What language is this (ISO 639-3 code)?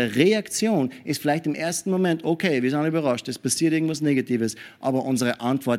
deu